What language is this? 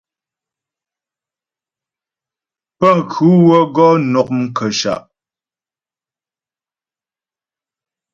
Ghomala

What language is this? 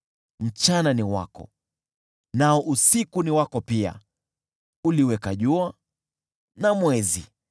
Swahili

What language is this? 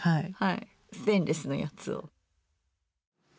Japanese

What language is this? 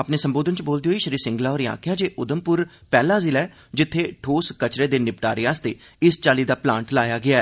Dogri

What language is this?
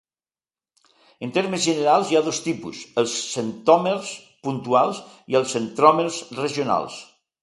Catalan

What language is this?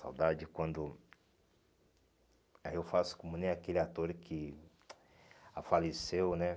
Portuguese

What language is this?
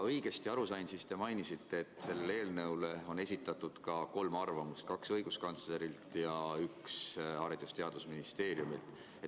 Estonian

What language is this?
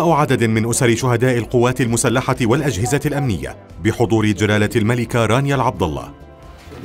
Arabic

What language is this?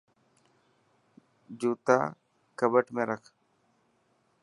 Dhatki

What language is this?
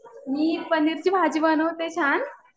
Marathi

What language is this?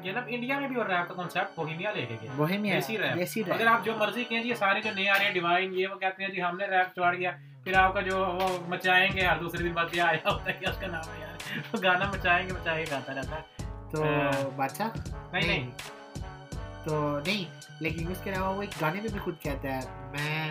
Urdu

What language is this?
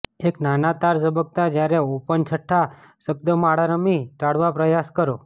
Gujarati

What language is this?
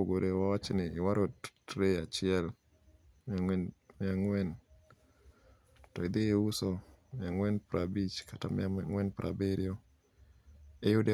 Luo (Kenya and Tanzania)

